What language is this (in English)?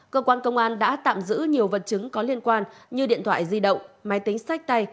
Vietnamese